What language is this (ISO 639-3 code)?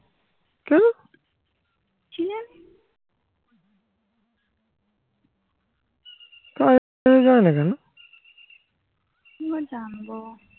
ben